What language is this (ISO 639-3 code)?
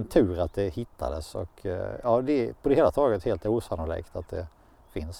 swe